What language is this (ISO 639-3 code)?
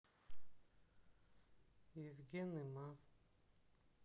rus